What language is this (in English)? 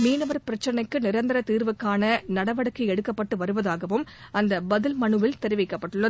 Tamil